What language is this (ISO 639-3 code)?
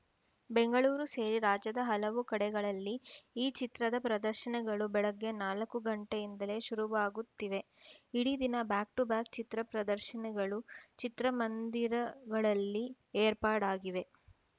kan